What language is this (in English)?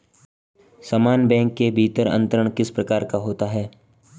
Hindi